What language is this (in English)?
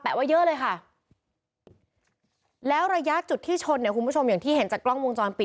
Thai